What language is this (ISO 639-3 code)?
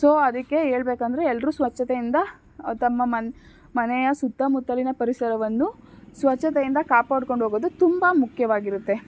kan